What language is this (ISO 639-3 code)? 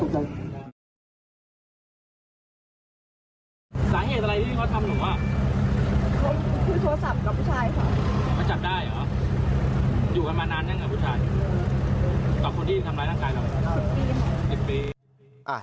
tha